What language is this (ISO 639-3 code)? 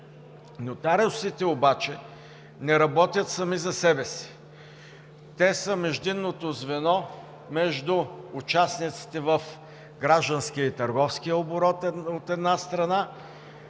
bul